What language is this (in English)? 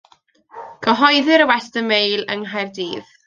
Welsh